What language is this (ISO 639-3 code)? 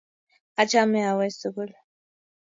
kln